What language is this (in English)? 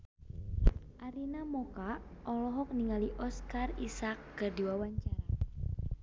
Sundanese